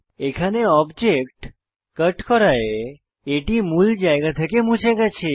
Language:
Bangla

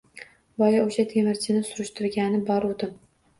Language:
Uzbek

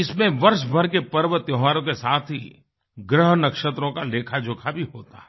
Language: Hindi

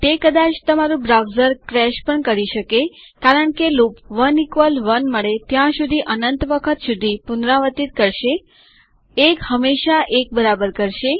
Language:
Gujarati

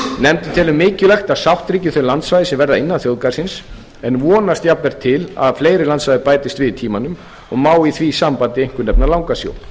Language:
Icelandic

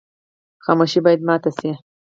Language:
Pashto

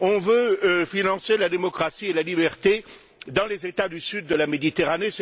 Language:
French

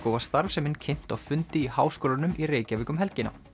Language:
Icelandic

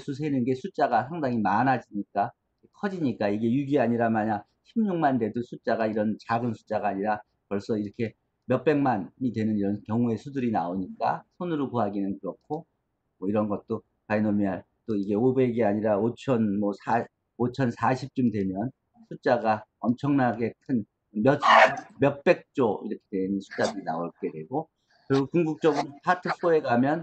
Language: Korean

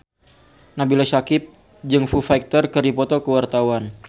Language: Sundanese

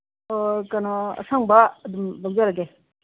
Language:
Manipuri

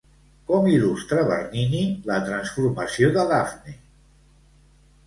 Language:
Catalan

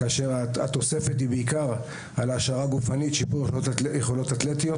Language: Hebrew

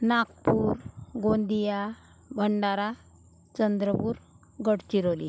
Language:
Marathi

